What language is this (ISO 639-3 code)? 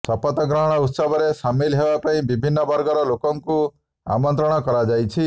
ori